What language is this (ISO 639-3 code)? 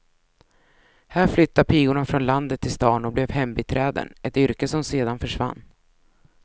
swe